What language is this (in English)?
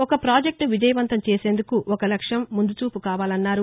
Telugu